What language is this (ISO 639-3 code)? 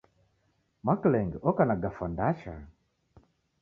dav